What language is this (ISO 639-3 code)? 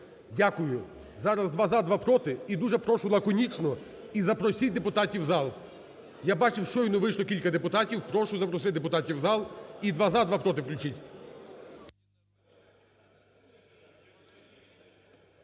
ukr